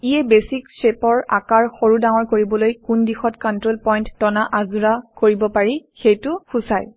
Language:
Assamese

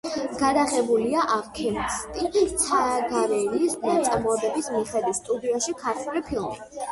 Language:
Georgian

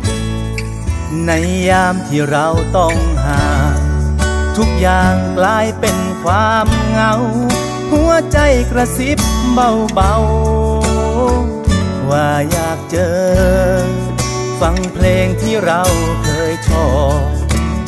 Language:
Thai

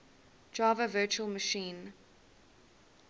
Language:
English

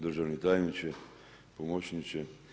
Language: Croatian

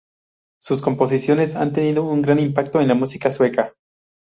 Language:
Spanish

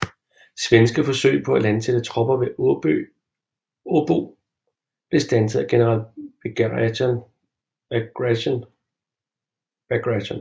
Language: Danish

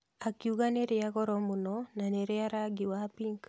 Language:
Kikuyu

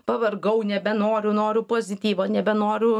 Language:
Lithuanian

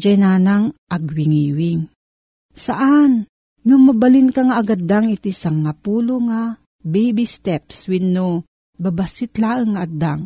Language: Filipino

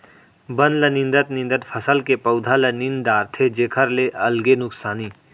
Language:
Chhattisgarhi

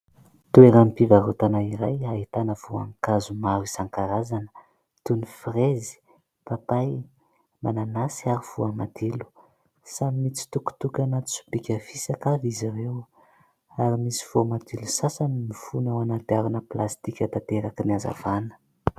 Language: Malagasy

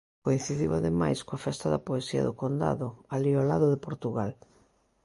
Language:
Galician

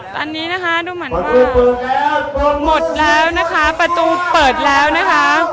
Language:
Thai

